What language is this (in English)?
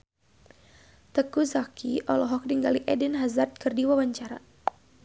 Sundanese